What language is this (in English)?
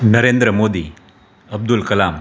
Gujarati